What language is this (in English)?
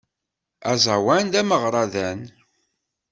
Kabyle